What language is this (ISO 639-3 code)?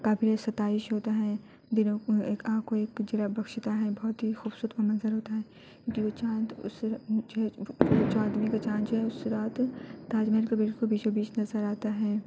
urd